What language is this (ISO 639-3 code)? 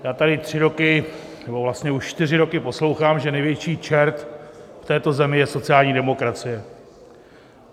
ces